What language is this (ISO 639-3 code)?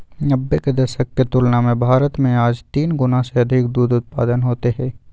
mag